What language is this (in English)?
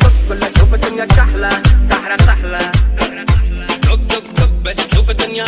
Arabic